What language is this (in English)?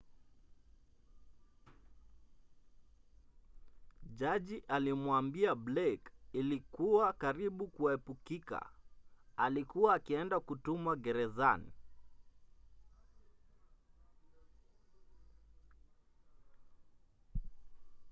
Swahili